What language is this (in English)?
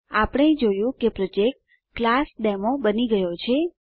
Gujarati